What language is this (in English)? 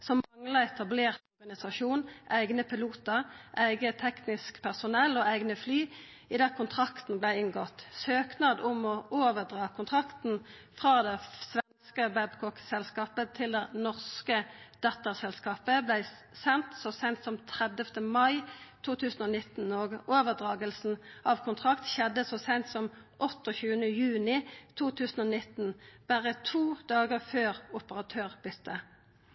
Norwegian Nynorsk